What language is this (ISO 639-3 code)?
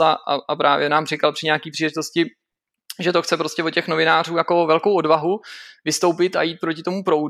ces